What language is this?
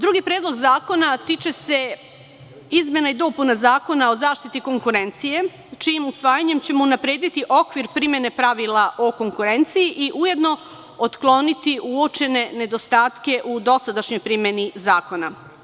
Serbian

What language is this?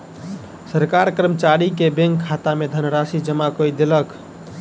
Maithili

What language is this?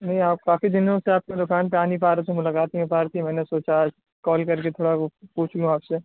Urdu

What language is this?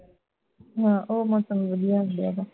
Punjabi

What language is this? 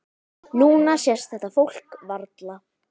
Icelandic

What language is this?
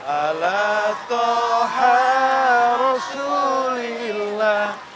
Indonesian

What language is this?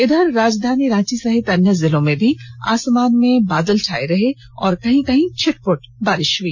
Hindi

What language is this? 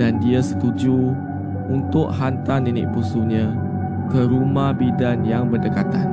Malay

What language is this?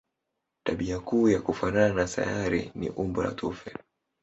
Swahili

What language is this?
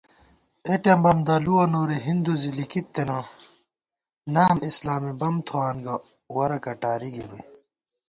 Gawar-Bati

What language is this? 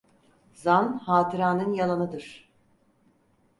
Turkish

